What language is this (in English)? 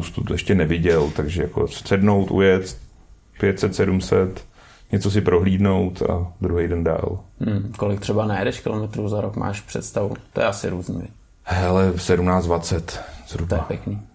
Czech